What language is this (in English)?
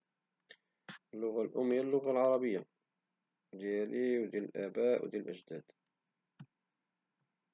Moroccan Arabic